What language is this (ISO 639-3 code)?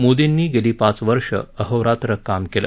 mar